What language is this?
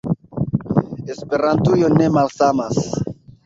Esperanto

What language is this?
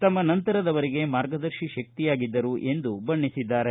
Kannada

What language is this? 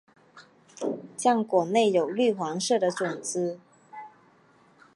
Chinese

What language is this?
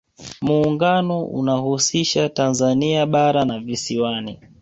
Swahili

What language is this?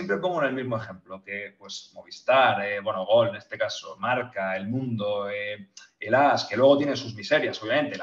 Spanish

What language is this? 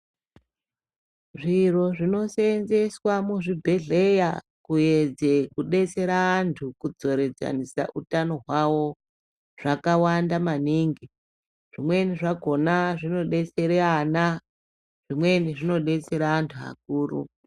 Ndau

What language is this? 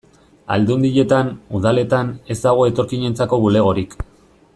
Basque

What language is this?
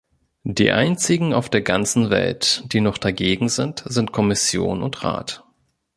German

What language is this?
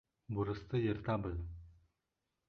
Bashkir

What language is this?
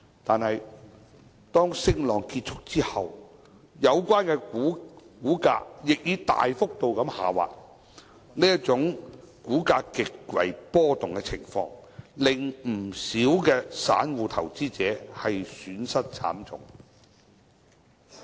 Cantonese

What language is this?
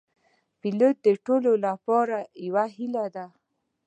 Pashto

